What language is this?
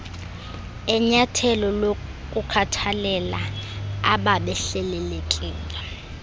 Xhosa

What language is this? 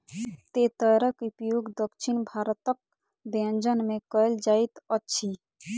Maithili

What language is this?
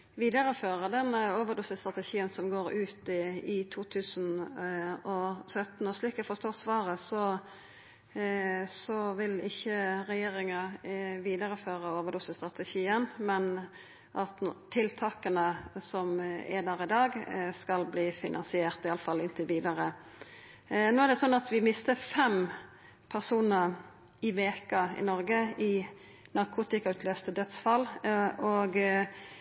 Norwegian Nynorsk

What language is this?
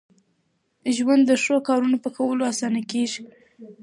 Pashto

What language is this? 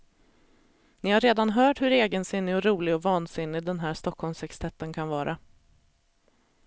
Swedish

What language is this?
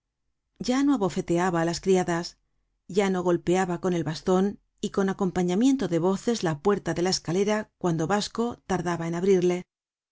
Spanish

